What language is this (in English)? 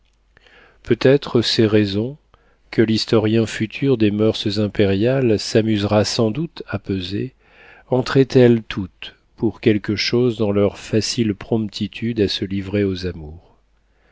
French